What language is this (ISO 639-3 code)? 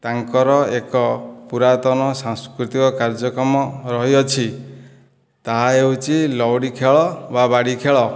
ori